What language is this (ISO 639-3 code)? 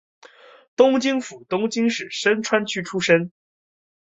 zho